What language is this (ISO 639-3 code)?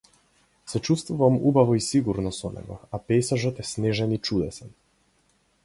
mkd